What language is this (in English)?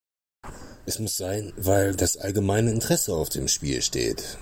German